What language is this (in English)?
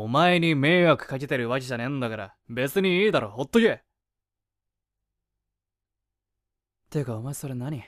Japanese